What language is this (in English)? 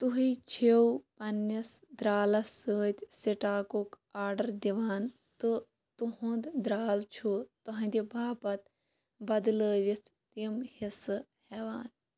Kashmiri